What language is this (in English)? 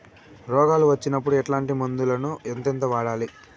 Telugu